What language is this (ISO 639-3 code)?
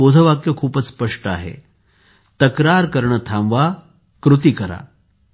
mar